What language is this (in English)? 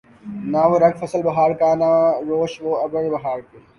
Urdu